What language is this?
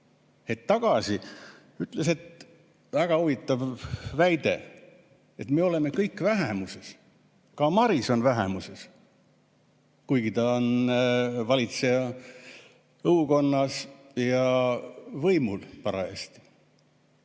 Estonian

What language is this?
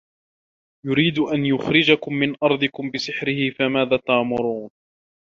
Arabic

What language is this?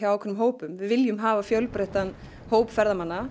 Icelandic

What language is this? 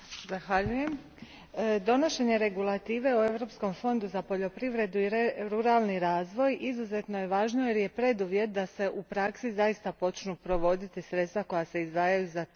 Croatian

